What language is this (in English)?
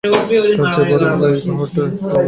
Bangla